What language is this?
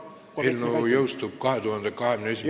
Estonian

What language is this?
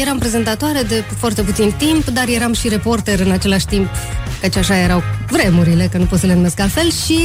Romanian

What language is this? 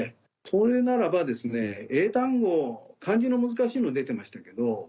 Japanese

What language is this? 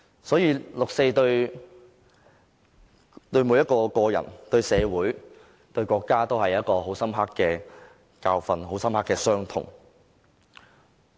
Cantonese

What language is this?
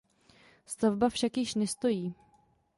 Czech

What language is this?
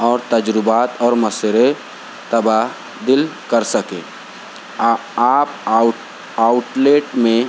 Urdu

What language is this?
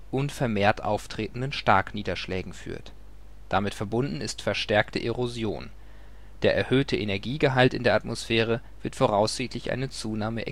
German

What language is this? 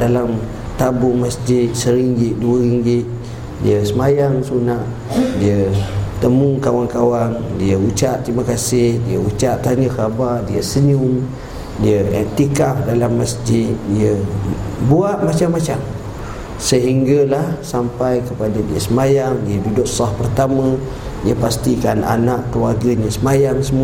Malay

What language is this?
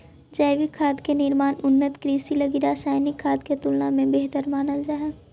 Magahi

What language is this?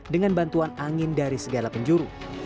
Indonesian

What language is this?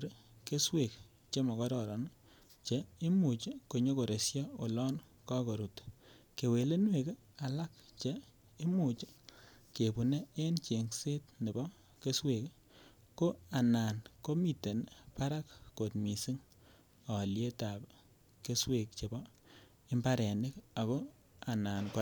Kalenjin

